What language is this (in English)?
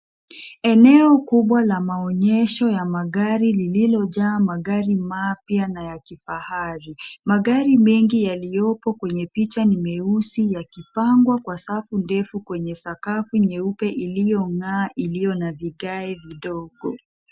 Swahili